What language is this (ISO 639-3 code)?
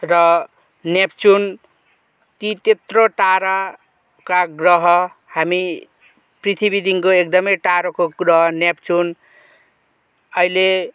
nep